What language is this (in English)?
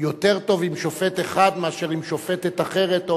Hebrew